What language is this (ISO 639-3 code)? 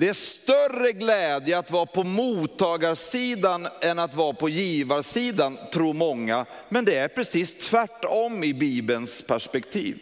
swe